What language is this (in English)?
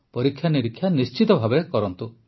Odia